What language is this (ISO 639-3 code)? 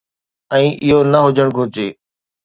snd